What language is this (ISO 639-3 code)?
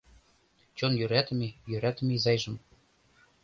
chm